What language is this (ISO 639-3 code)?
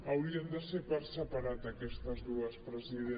cat